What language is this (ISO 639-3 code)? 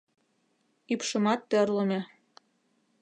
chm